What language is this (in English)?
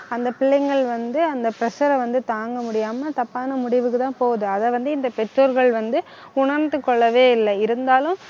Tamil